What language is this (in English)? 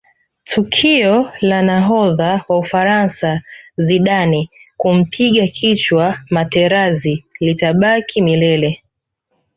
Swahili